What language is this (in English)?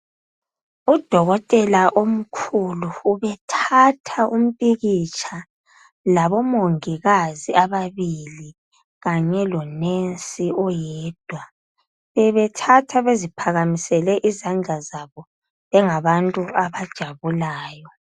North Ndebele